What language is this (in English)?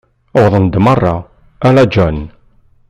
Kabyle